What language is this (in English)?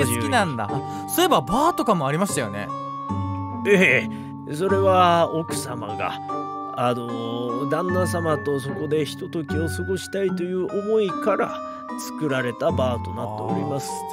Japanese